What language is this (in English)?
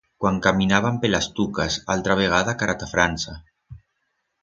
Aragonese